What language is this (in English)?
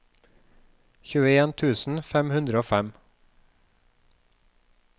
Norwegian